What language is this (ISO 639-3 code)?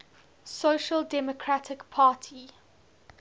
eng